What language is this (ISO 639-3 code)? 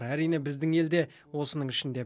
kaz